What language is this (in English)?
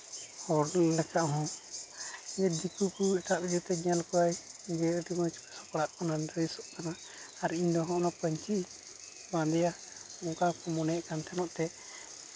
Santali